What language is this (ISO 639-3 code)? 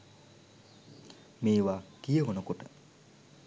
sin